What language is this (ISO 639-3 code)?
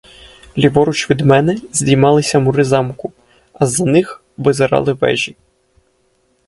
ukr